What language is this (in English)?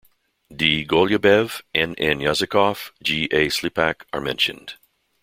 English